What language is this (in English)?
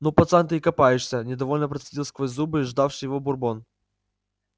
Russian